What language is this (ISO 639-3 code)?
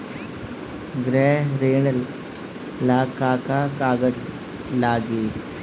bho